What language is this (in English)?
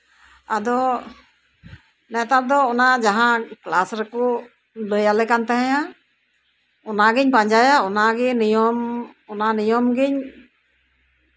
Santali